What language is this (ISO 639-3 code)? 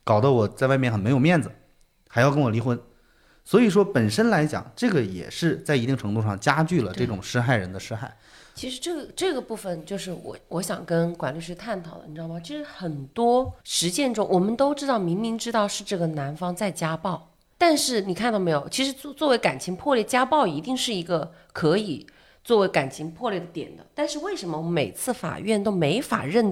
zho